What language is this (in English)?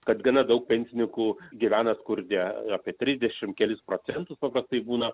Lithuanian